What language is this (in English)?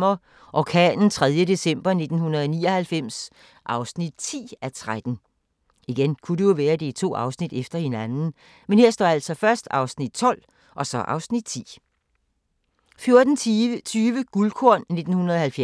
Danish